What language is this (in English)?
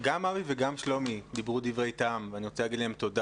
Hebrew